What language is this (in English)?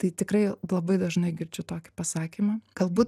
Lithuanian